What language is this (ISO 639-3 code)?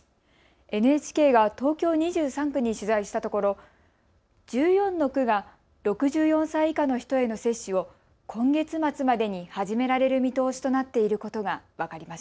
jpn